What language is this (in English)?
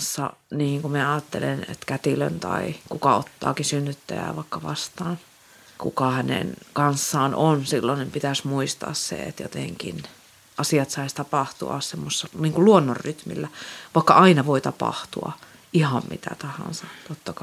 Finnish